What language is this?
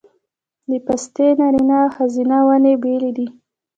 Pashto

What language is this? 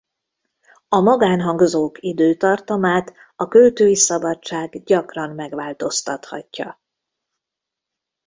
Hungarian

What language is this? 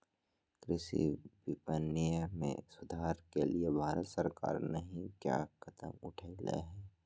Magahi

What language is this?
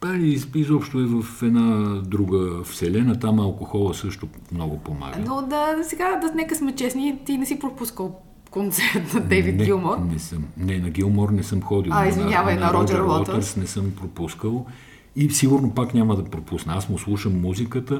Bulgarian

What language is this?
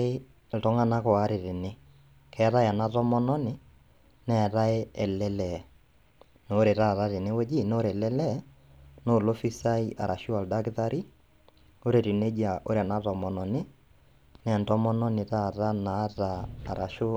Masai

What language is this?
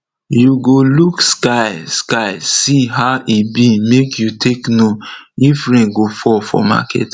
Nigerian Pidgin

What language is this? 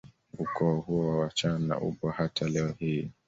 Swahili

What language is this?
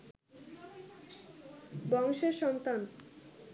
Bangla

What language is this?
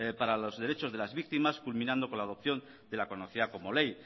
Spanish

